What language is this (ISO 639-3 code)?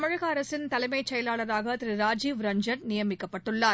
tam